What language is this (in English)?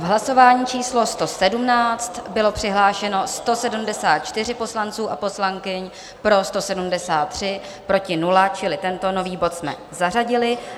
Czech